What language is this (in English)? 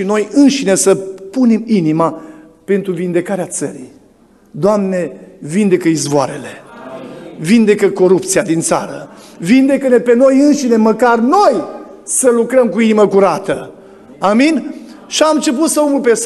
Romanian